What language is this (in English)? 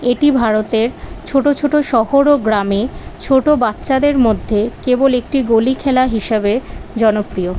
Bangla